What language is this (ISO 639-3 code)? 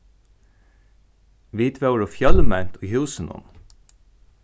fao